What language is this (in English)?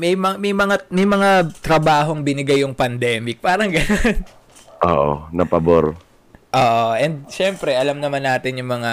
Filipino